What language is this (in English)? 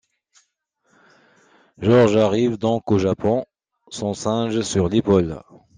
French